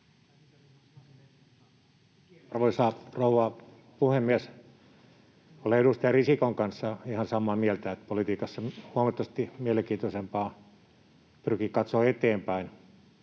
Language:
Finnish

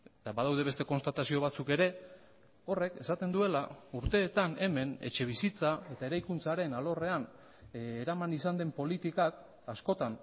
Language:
Basque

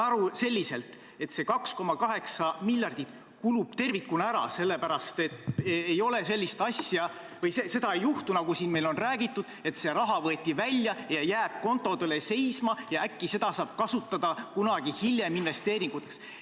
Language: Estonian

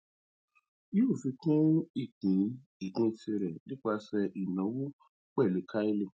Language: Yoruba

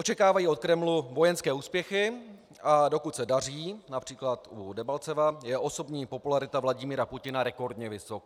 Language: Czech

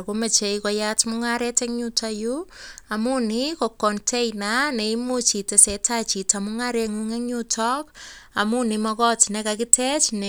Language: Kalenjin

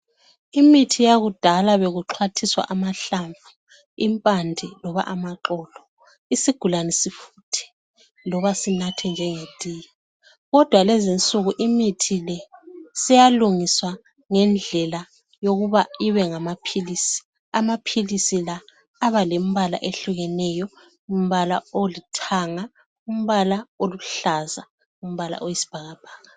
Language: North Ndebele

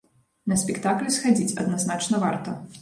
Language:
Belarusian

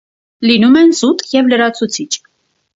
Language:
Armenian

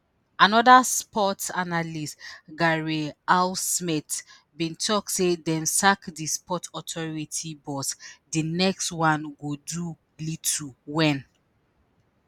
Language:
Nigerian Pidgin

